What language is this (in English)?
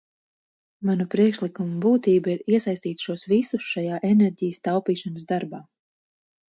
Latvian